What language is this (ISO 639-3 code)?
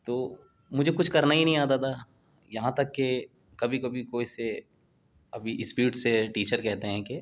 urd